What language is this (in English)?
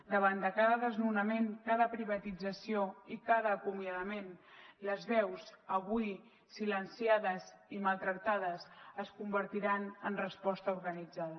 Catalan